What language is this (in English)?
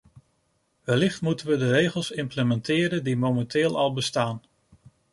Dutch